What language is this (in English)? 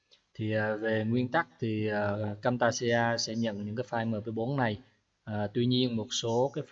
Vietnamese